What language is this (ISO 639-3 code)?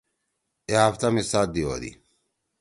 trw